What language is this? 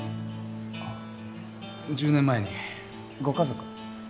Japanese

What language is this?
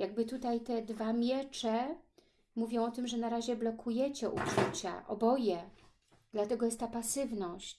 Polish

